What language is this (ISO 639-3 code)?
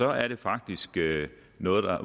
dan